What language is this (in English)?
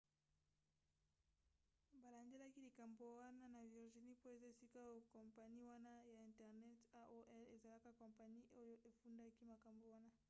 Lingala